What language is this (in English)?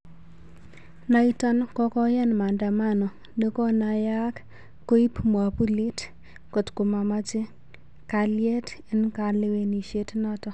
Kalenjin